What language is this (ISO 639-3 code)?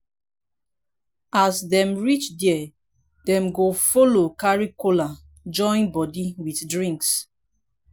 pcm